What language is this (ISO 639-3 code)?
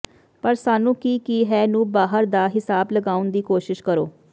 pan